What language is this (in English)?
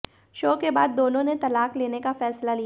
Hindi